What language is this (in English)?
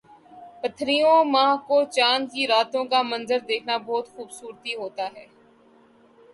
Urdu